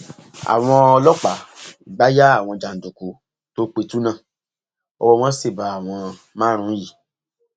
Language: Yoruba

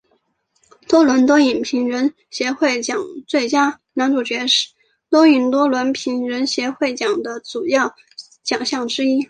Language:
Chinese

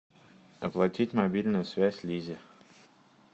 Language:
Russian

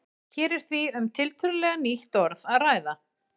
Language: Icelandic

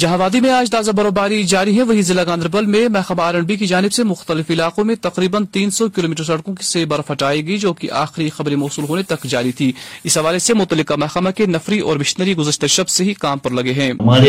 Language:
Urdu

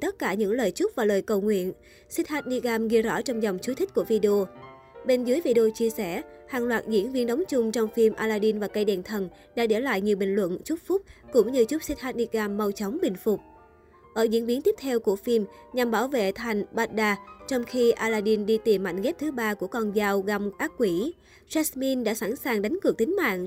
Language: Vietnamese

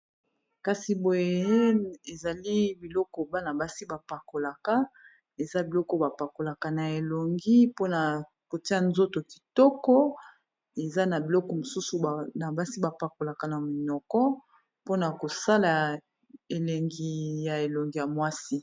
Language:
Lingala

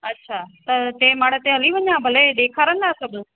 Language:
Sindhi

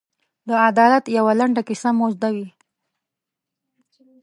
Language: Pashto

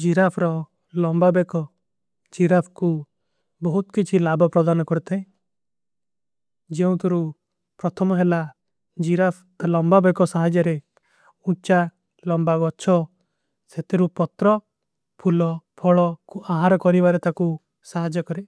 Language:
Kui (India)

